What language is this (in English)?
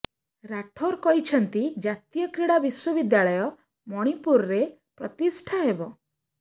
Odia